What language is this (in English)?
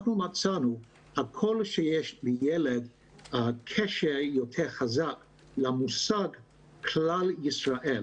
Hebrew